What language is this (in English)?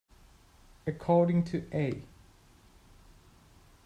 English